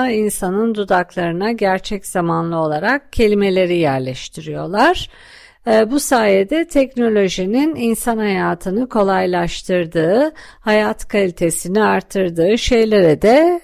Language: Turkish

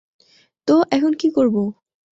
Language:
Bangla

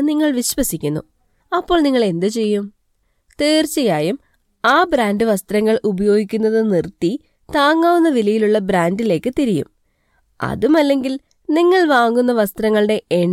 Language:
Malayalam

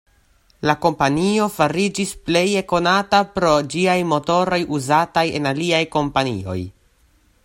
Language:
Esperanto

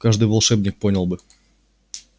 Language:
Russian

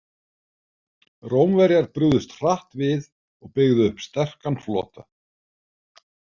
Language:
Icelandic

